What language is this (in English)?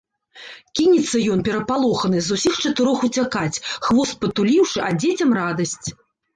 Belarusian